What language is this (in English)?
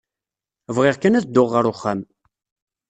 Kabyle